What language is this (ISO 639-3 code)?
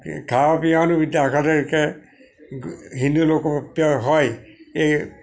guj